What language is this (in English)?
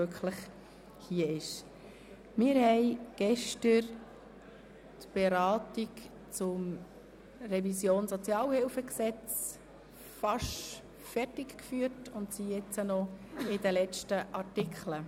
Swiss German